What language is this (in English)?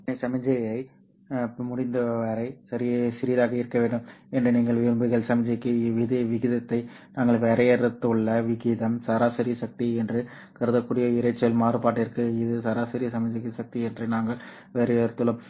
Tamil